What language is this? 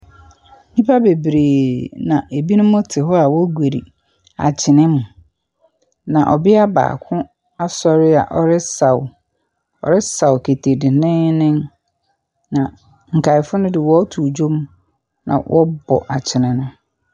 Akan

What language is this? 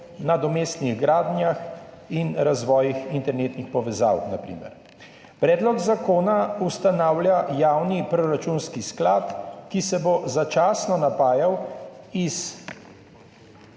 Slovenian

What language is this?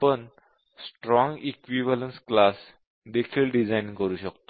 Marathi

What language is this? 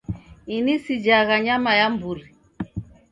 Taita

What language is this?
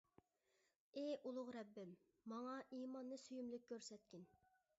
Uyghur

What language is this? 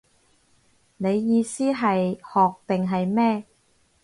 Cantonese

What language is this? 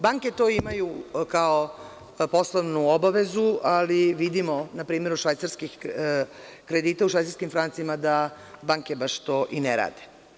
Serbian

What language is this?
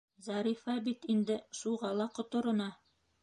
Bashkir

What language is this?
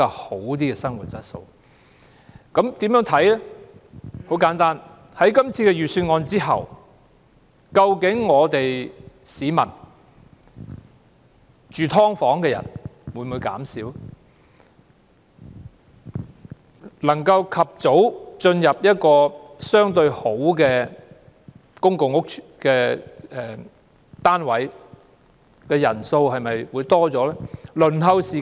Cantonese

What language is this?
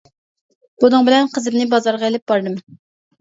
Uyghur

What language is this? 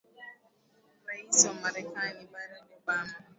Swahili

